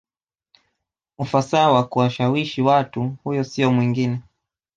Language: Swahili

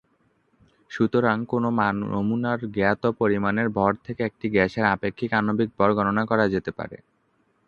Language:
Bangla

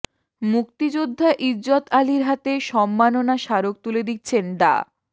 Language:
Bangla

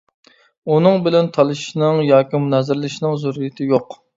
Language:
Uyghur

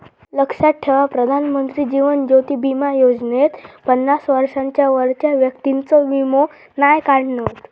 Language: Marathi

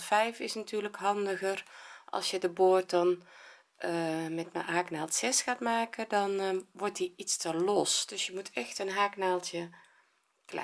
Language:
Dutch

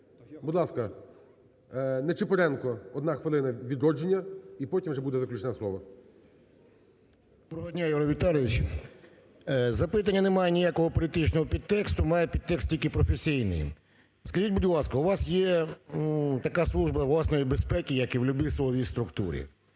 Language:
Ukrainian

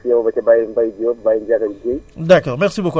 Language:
Wolof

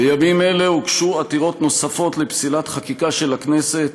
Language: Hebrew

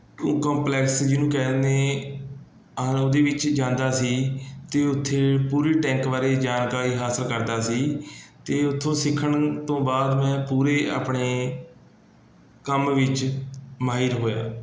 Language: Punjabi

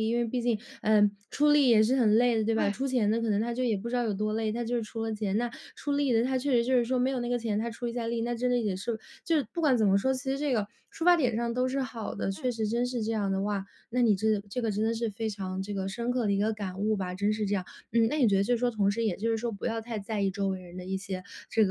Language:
Chinese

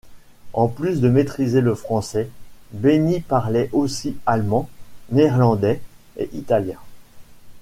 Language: French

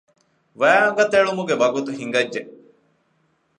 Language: Divehi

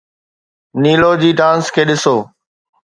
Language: Sindhi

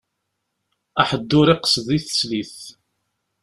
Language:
Kabyle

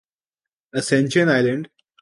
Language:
Urdu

